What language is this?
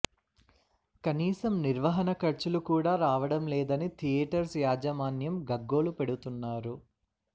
Telugu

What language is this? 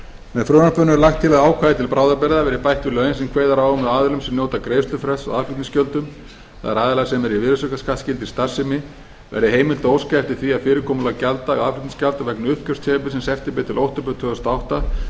Icelandic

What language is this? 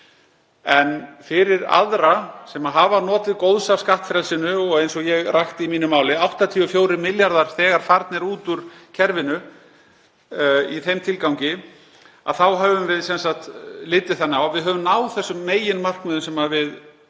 Icelandic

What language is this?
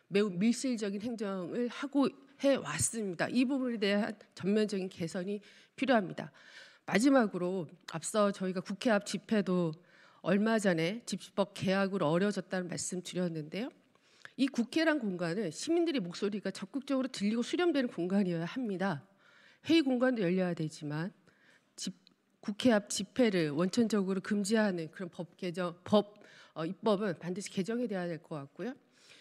Korean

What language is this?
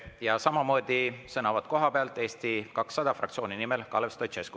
Estonian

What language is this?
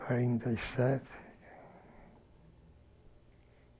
Portuguese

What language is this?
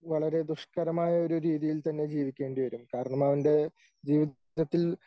Malayalam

